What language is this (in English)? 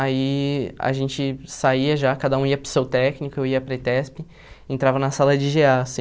Portuguese